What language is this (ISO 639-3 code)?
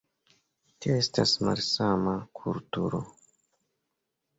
epo